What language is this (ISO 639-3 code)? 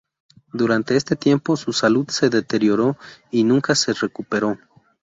spa